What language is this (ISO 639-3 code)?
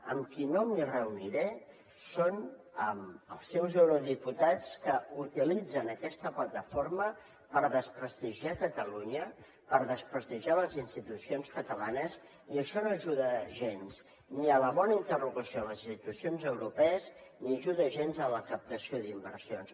cat